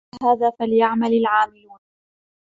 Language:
Arabic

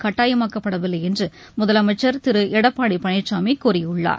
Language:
Tamil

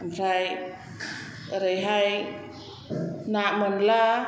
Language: Bodo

